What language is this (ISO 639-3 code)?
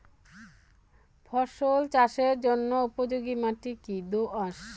ben